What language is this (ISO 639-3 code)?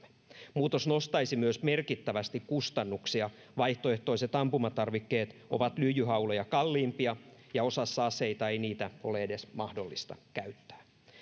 fin